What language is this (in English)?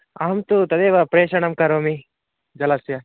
Sanskrit